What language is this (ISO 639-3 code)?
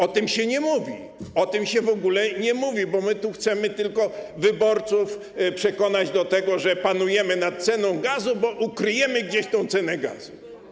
pol